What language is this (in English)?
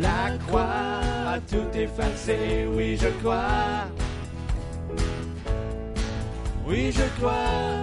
French